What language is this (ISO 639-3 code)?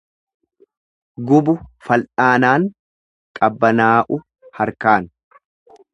orm